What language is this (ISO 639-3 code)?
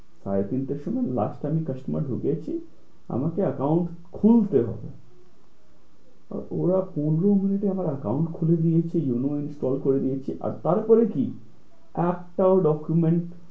ben